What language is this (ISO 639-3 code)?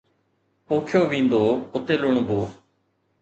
snd